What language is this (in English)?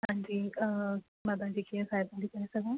Sindhi